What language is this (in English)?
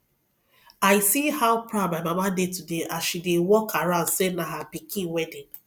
Nigerian Pidgin